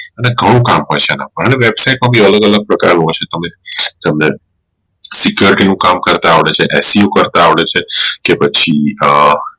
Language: Gujarati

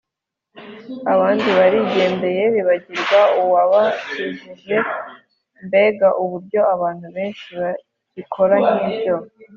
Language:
Kinyarwanda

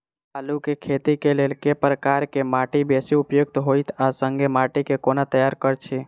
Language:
Maithili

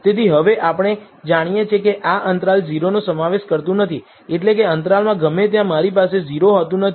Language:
Gujarati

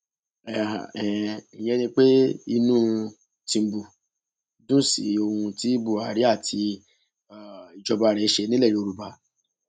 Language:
Yoruba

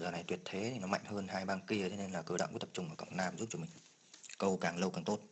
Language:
Vietnamese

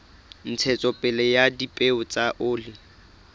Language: Southern Sotho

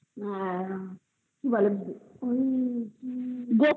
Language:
Bangla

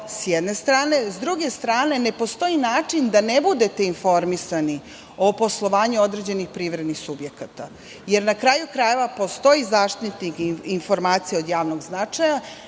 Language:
Serbian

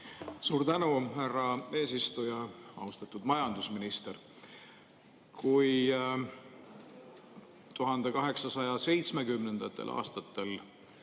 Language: Estonian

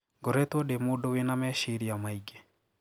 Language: Kikuyu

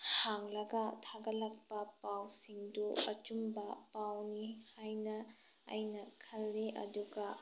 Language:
Manipuri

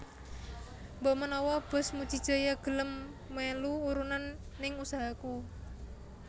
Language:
Javanese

